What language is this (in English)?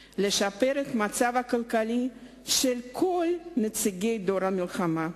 Hebrew